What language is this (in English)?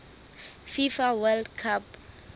Southern Sotho